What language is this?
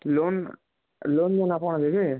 Odia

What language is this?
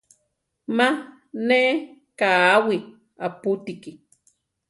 Central Tarahumara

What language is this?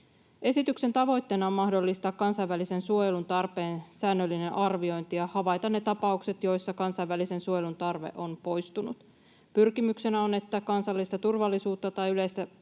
Finnish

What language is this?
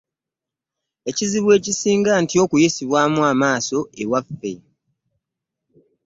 Ganda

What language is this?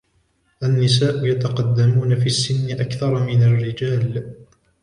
Arabic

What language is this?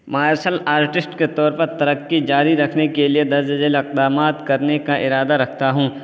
Urdu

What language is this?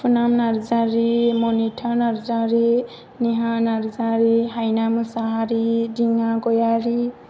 Bodo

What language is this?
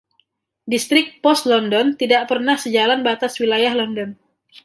Indonesian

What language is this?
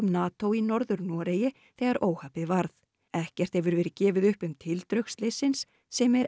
Icelandic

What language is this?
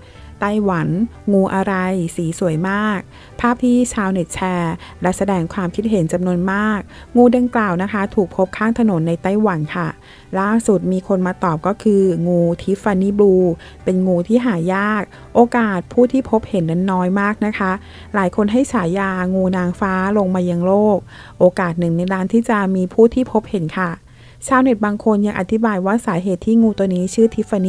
Thai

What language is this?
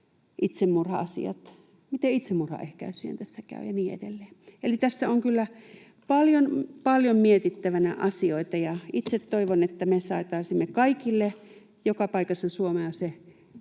Finnish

